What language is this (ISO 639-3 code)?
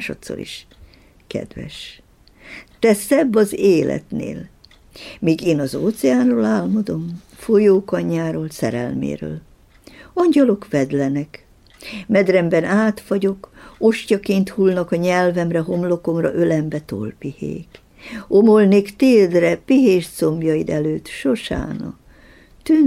hun